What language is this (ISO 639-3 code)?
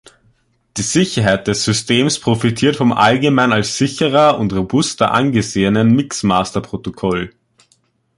deu